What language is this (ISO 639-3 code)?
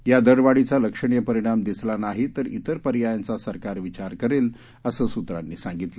mar